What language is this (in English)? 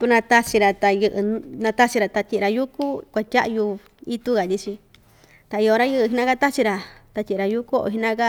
Ixtayutla Mixtec